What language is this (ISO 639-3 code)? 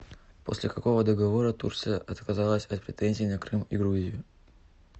rus